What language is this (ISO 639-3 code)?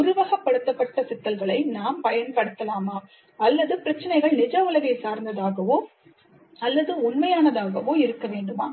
tam